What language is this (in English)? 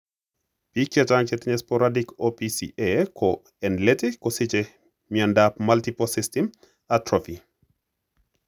Kalenjin